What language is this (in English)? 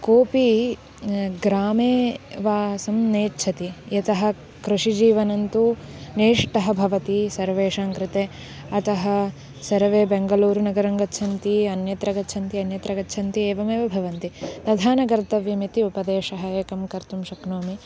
Sanskrit